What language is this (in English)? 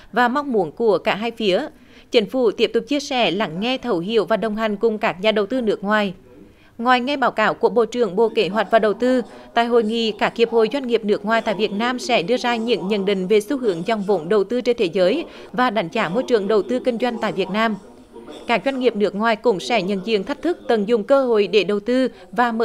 Vietnamese